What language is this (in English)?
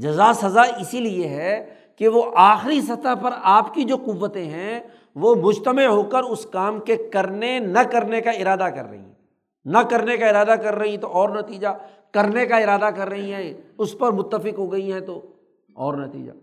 Urdu